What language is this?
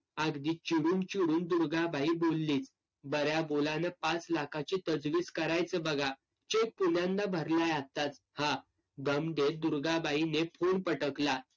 Marathi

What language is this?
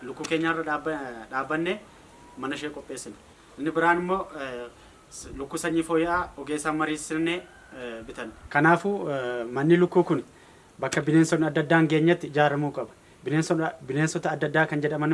Turkish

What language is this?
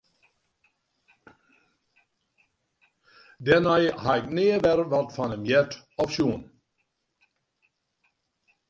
Western Frisian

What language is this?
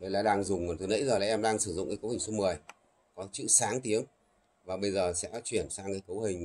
Vietnamese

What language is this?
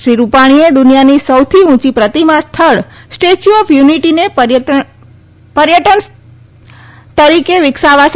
Gujarati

